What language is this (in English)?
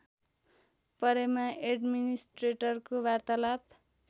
Nepali